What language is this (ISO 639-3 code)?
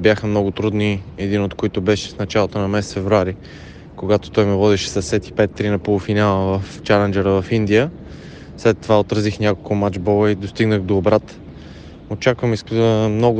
bul